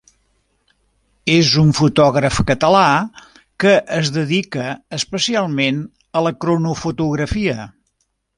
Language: Catalan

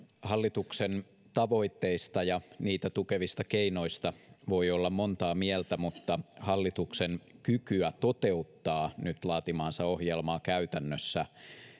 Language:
Finnish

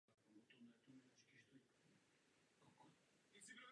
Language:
Czech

